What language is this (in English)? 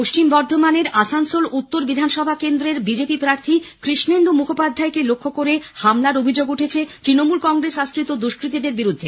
Bangla